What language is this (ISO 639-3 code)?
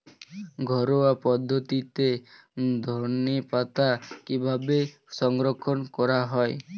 ben